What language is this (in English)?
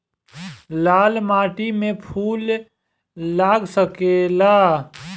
Bhojpuri